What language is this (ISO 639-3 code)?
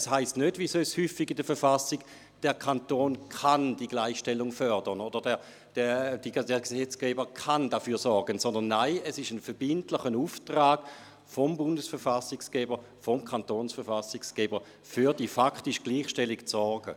gsw